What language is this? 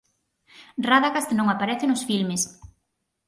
Galician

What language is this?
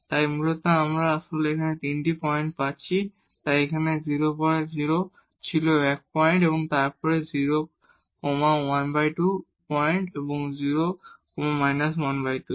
Bangla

